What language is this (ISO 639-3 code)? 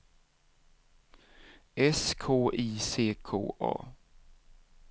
swe